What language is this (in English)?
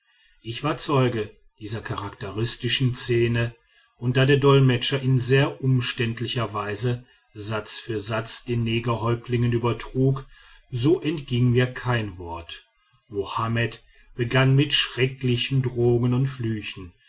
German